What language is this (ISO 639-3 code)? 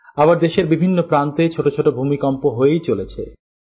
ben